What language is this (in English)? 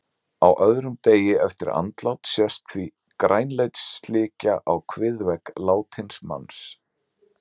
Icelandic